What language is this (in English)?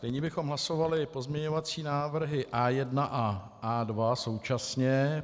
Czech